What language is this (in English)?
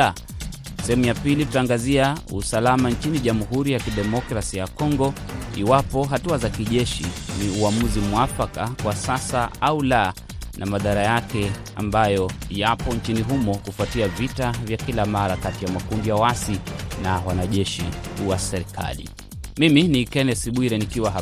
Swahili